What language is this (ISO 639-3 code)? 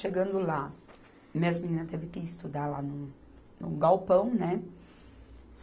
por